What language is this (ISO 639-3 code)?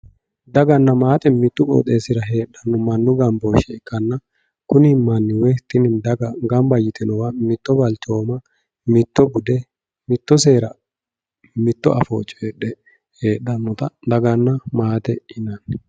sid